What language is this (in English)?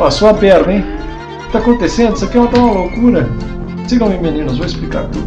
Portuguese